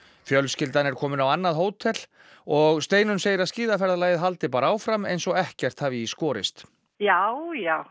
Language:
Icelandic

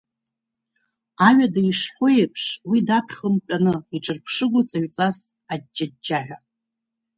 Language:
Abkhazian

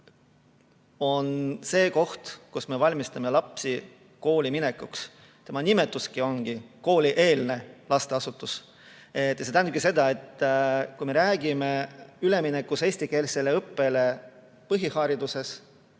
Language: Estonian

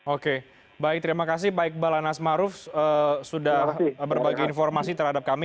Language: Indonesian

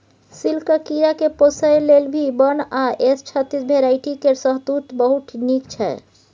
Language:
Maithili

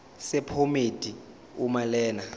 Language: Zulu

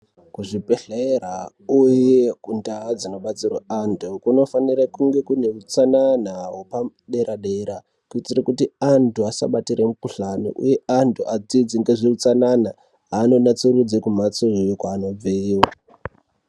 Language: Ndau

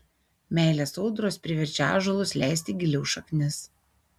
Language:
Lithuanian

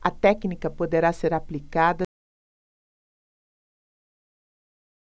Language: Portuguese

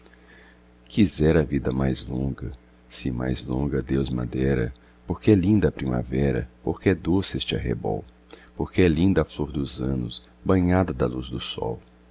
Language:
Portuguese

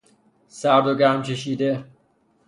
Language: Persian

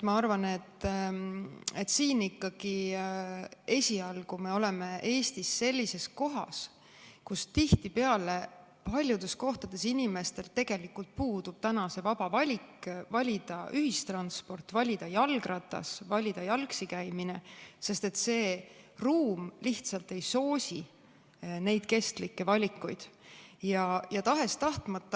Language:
Estonian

